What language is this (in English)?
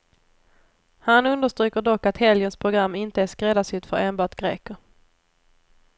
Swedish